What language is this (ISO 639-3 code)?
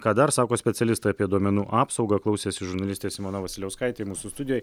lit